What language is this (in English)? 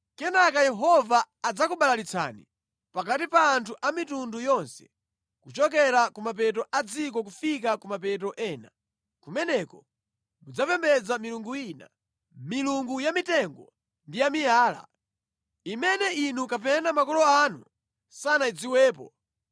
Nyanja